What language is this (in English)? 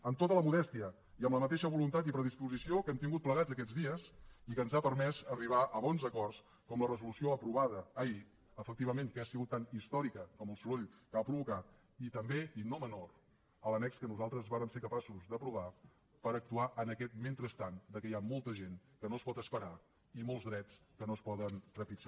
Catalan